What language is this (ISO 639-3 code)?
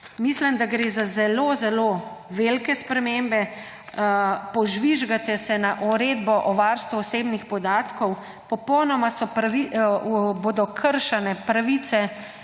slv